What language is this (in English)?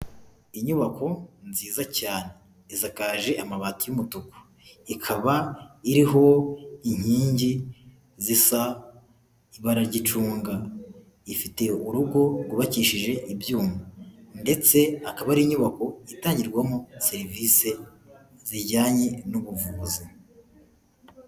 Kinyarwanda